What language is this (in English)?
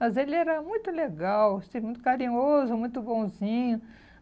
Portuguese